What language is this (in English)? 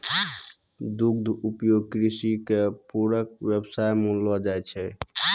Maithili